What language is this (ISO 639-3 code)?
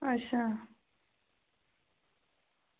doi